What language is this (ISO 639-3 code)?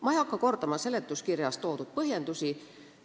est